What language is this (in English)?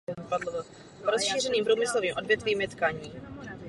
Czech